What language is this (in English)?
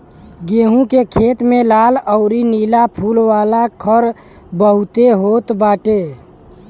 Bhojpuri